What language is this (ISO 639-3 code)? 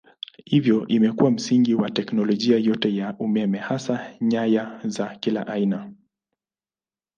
swa